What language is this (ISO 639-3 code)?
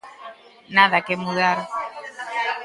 glg